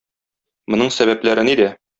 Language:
Tatar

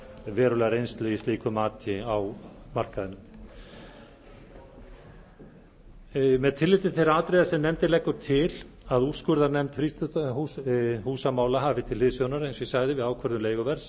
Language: Icelandic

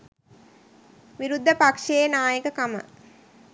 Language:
Sinhala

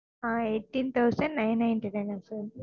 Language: Tamil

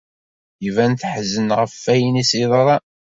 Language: Kabyle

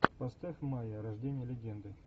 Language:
Russian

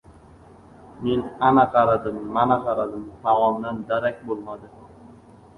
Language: Uzbek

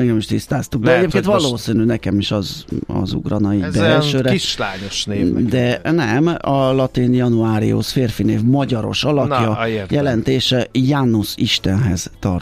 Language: Hungarian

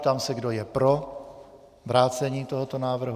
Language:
Czech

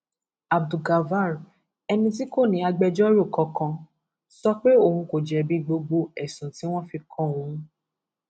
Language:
Yoruba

